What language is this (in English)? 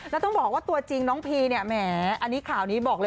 Thai